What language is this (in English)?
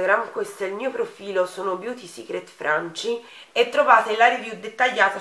Italian